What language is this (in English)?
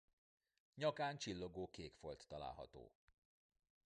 Hungarian